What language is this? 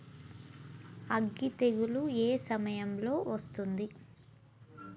Telugu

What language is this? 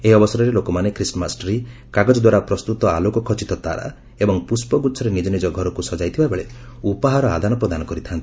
Odia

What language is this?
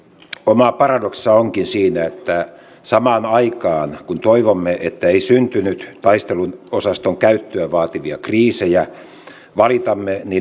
Finnish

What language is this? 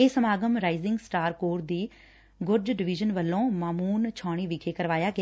Punjabi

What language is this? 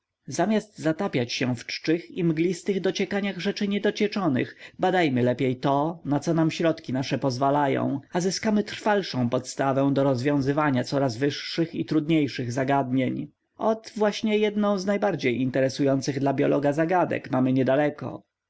Polish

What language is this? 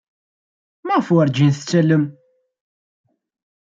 Kabyle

